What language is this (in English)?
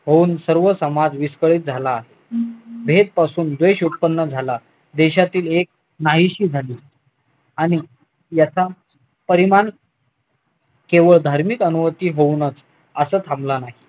Marathi